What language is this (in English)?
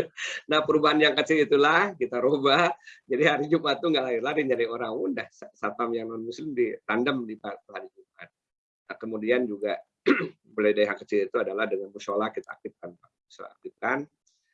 Indonesian